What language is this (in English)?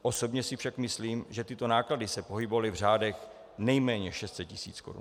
Czech